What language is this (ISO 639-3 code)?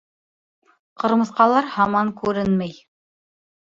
bak